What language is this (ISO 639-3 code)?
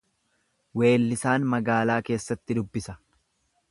orm